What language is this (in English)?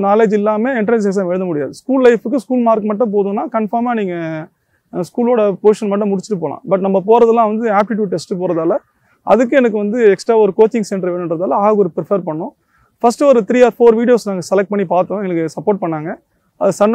Tamil